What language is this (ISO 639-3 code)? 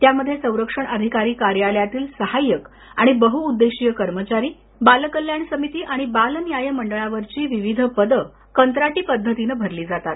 mar